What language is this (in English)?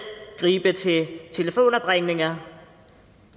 Danish